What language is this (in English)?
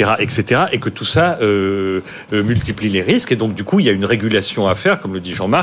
French